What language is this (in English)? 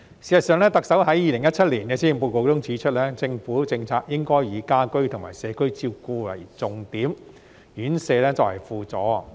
Cantonese